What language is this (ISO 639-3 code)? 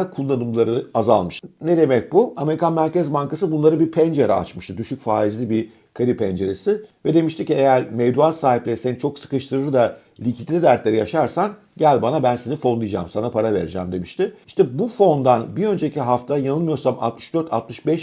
tur